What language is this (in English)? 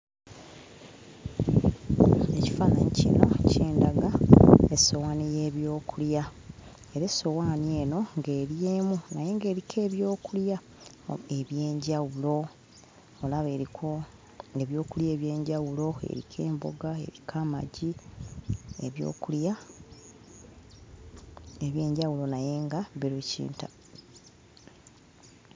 Ganda